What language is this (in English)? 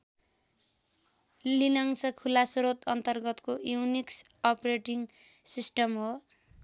Nepali